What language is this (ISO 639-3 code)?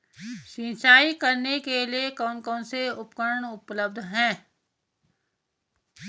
hin